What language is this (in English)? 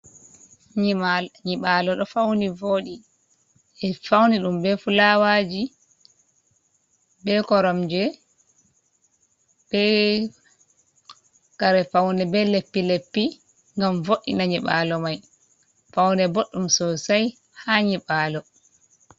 Fula